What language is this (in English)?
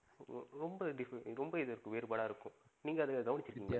Tamil